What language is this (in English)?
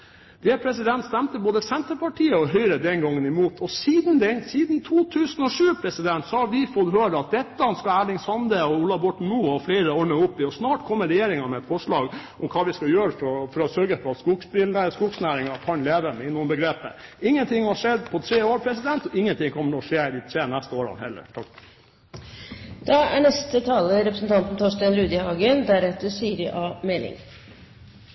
Norwegian